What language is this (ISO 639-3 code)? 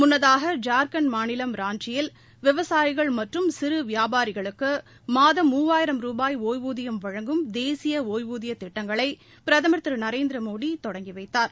tam